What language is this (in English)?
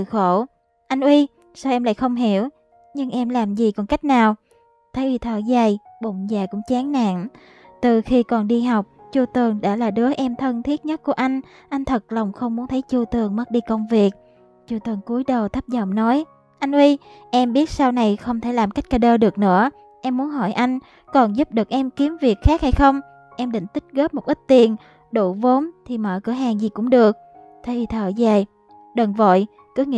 Vietnamese